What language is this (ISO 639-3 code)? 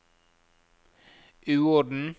nor